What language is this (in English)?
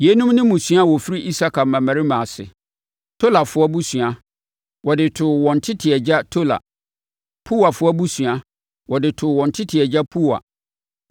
Akan